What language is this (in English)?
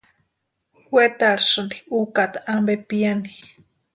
Western Highland Purepecha